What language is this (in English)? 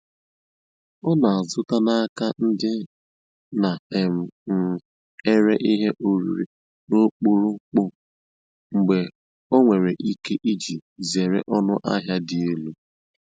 Igbo